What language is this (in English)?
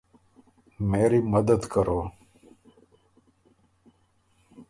Urdu